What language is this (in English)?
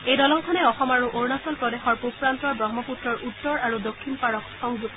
Assamese